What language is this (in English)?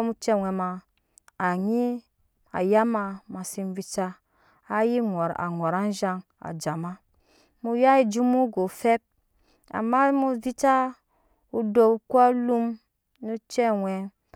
Nyankpa